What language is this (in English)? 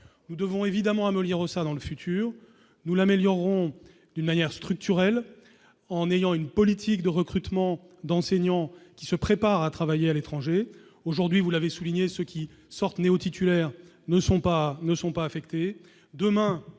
French